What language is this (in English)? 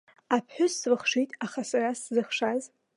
Abkhazian